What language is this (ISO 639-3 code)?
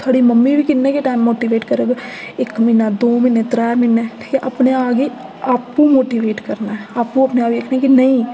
doi